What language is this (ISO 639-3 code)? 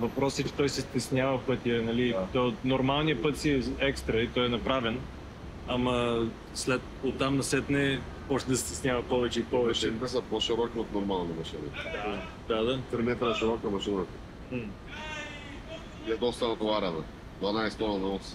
bul